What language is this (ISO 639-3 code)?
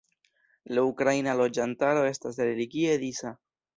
epo